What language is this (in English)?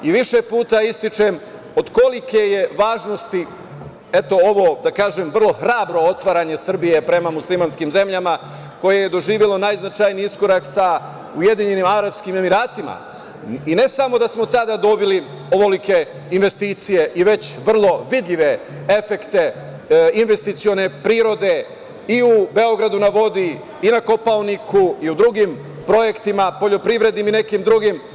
Serbian